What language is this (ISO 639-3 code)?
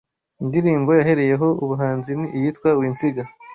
kin